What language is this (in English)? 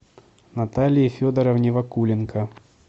Russian